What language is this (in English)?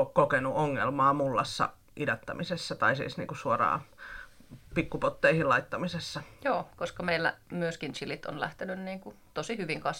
Finnish